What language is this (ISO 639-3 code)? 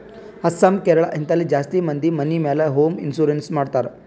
kan